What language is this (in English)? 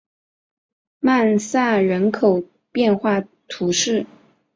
Chinese